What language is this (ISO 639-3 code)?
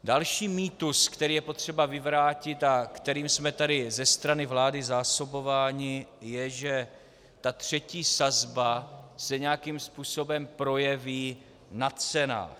ces